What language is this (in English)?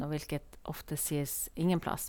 Norwegian